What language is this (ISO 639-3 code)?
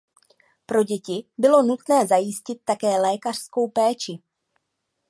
ces